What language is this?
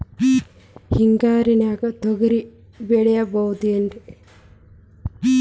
Kannada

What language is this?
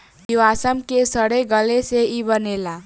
Bhojpuri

